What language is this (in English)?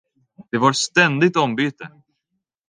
Swedish